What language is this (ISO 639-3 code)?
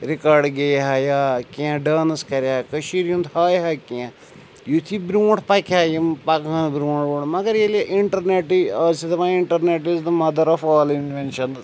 kas